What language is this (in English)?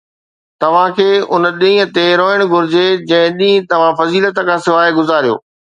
Sindhi